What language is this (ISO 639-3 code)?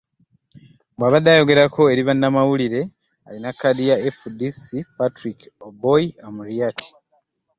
lug